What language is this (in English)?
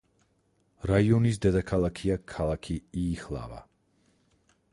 Georgian